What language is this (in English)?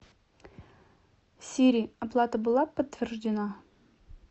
Russian